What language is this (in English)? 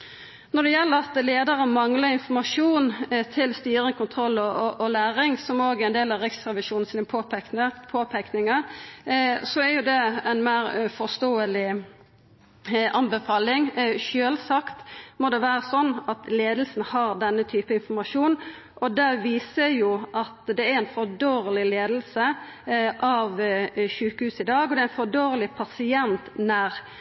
Norwegian Nynorsk